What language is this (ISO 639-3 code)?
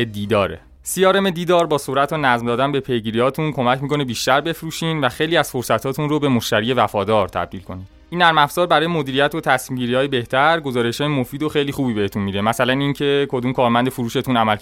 fas